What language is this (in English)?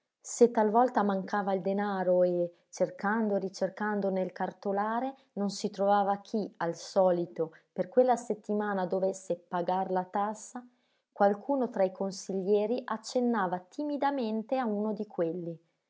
Italian